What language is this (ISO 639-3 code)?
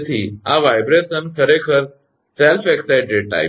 guj